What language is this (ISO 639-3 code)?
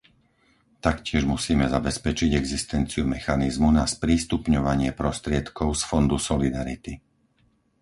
slk